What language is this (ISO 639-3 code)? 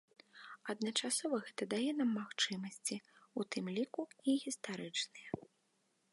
bel